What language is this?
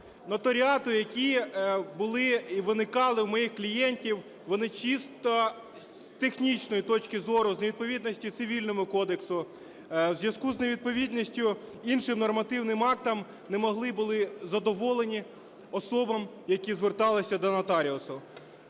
Ukrainian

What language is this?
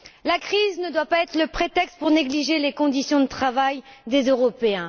French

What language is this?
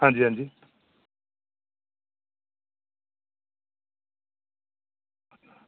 Dogri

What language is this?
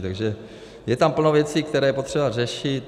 Czech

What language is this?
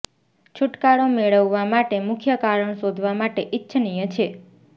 Gujarati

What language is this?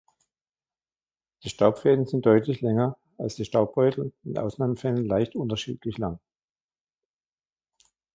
German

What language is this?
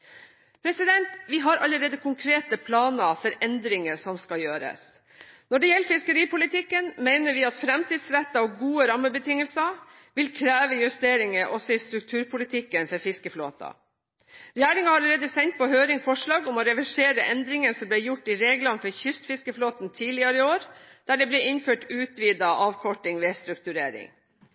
Norwegian Bokmål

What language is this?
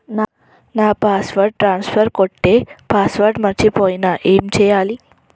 Telugu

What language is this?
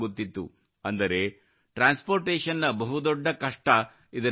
Kannada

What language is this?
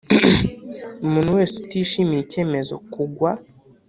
Kinyarwanda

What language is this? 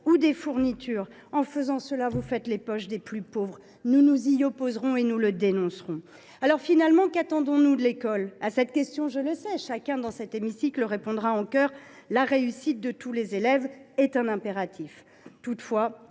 French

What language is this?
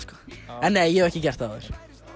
Icelandic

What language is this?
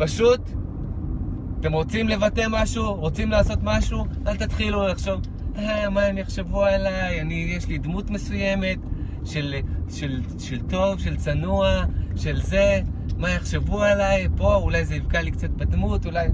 Hebrew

